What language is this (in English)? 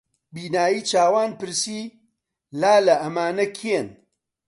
Central Kurdish